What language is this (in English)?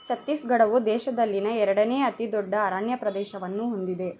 Kannada